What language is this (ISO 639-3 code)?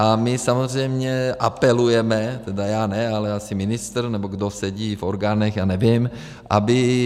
ces